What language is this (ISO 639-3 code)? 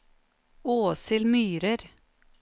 nor